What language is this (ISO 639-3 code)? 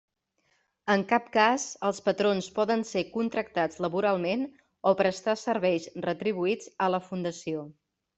cat